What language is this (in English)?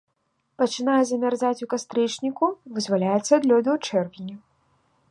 Belarusian